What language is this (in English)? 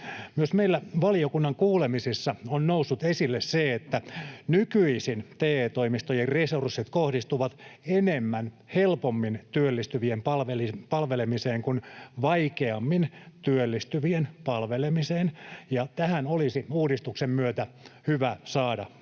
Finnish